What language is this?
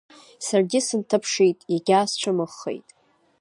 Abkhazian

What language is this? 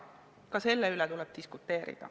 Estonian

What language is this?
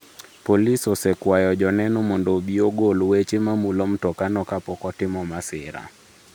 Luo (Kenya and Tanzania)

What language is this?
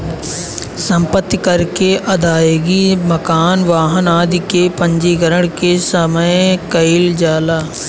Bhojpuri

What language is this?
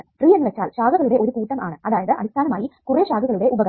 Malayalam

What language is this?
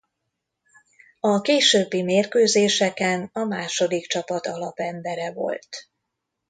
Hungarian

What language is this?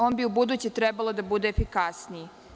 Serbian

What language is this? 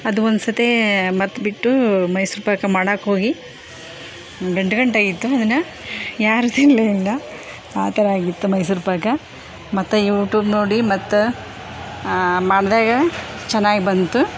Kannada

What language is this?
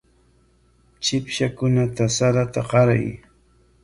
Corongo Ancash Quechua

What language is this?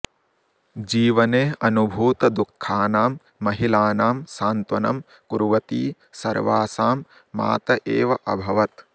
Sanskrit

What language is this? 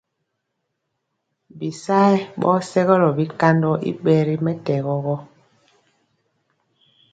Mpiemo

